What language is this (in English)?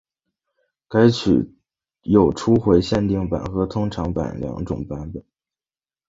Chinese